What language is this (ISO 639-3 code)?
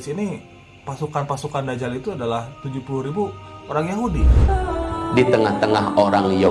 ind